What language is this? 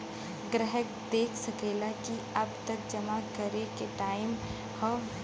Bhojpuri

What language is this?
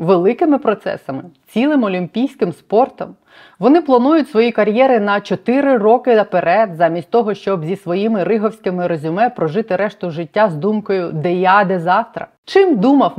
Ukrainian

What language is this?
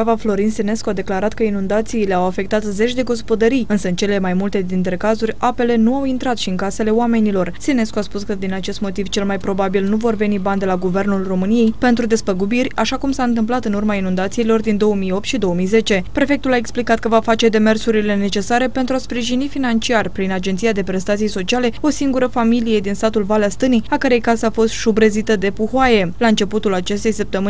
Romanian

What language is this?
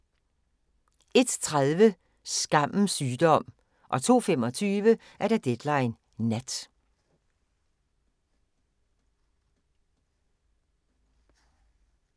Danish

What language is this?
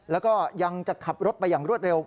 Thai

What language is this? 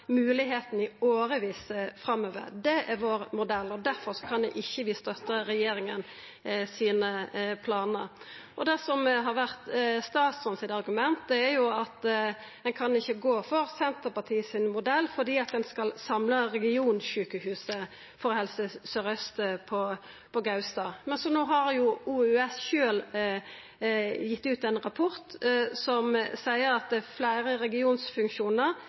Norwegian Nynorsk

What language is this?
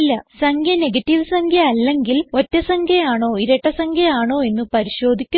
Malayalam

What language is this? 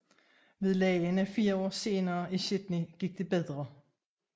Danish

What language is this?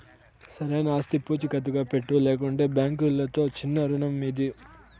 Telugu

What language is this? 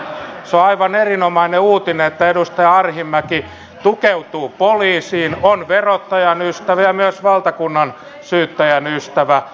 Finnish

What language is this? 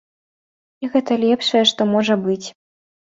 Belarusian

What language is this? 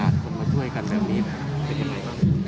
Thai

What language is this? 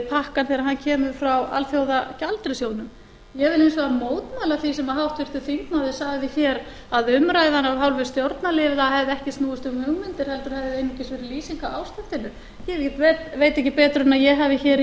Icelandic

